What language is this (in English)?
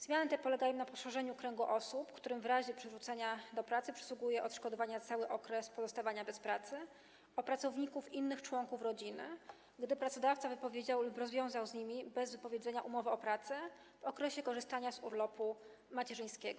Polish